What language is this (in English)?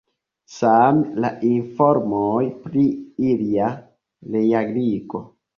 Esperanto